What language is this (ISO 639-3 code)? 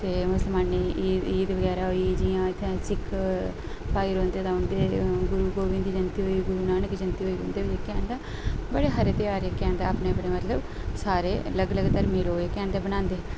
doi